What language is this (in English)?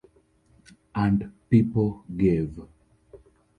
English